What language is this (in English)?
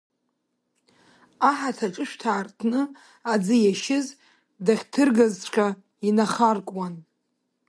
Abkhazian